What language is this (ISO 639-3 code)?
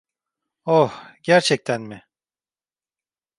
tur